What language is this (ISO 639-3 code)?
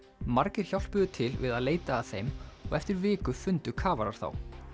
isl